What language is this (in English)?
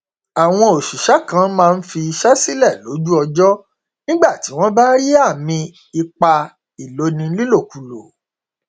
Yoruba